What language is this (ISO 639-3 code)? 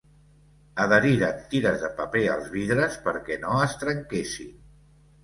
cat